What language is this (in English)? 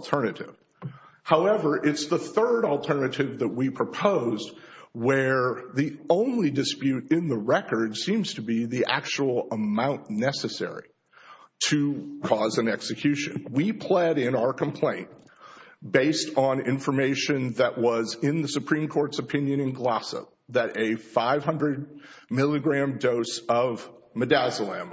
English